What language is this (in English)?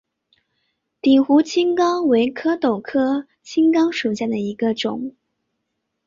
Chinese